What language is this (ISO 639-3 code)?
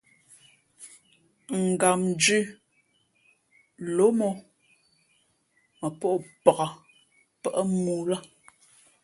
fmp